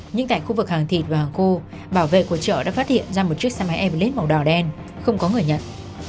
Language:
Vietnamese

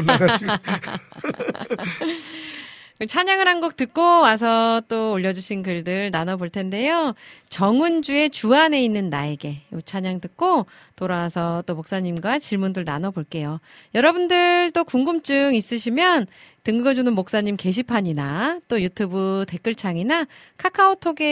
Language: Korean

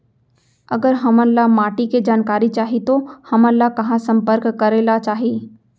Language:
Chhattisgarhi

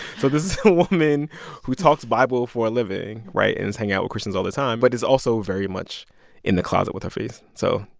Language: English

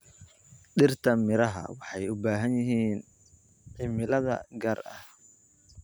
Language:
Somali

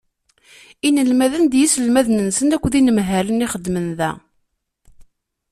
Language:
Kabyle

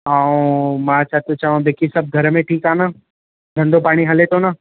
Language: Sindhi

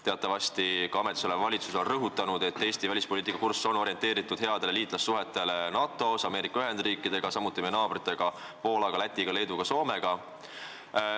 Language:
Estonian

